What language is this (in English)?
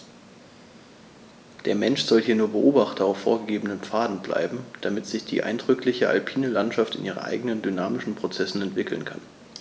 German